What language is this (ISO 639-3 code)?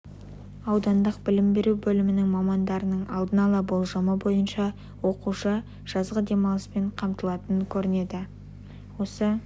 kaz